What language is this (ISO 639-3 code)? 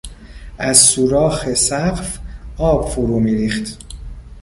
fas